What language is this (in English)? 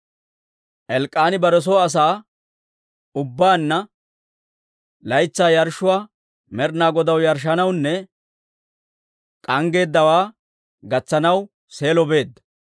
Dawro